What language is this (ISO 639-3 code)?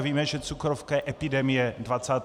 ces